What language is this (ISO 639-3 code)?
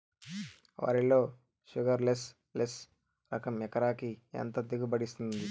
tel